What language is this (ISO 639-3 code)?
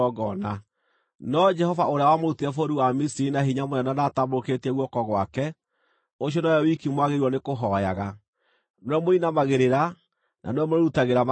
kik